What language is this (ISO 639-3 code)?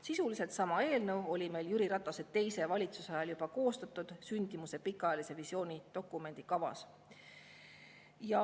est